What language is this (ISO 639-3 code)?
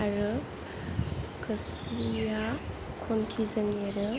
brx